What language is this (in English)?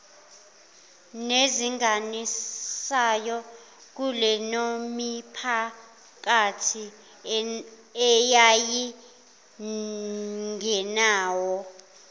Zulu